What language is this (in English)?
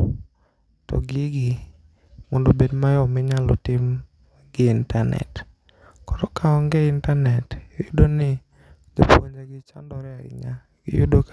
Luo (Kenya and Tanzania)